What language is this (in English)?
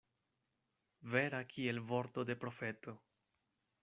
Esperanto